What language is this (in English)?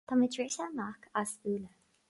Irish